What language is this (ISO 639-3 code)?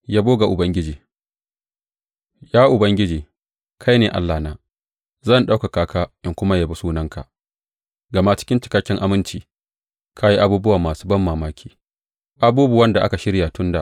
hau